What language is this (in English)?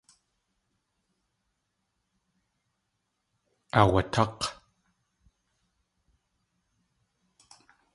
Tlingit